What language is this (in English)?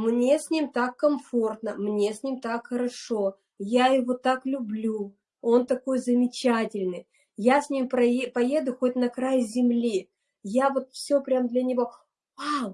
Russian